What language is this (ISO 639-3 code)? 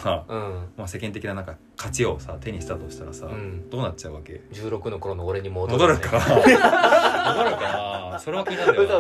jpn